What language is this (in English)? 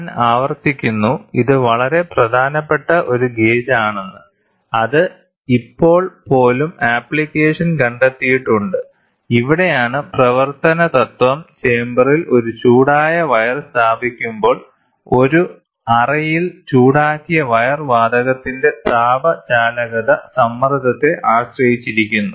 Malayalam